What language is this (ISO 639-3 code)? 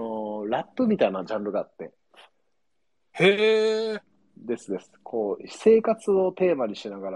jpn